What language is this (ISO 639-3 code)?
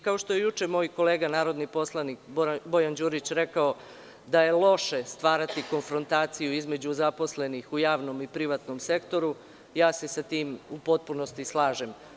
srp